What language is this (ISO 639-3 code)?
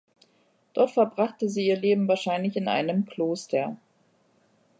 deu